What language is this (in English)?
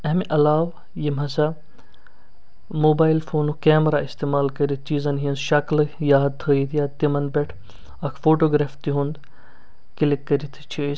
Kashmiri